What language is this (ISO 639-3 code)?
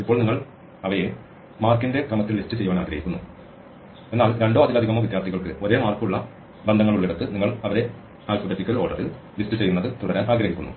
mal